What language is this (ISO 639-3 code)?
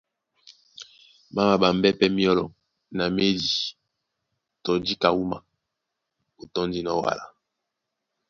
dua